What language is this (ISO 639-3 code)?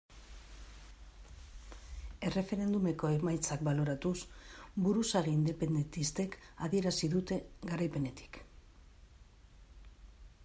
eus